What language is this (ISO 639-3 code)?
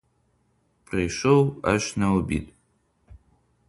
ukr